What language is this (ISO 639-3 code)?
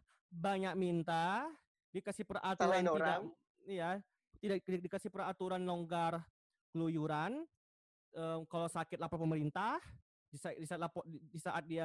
ind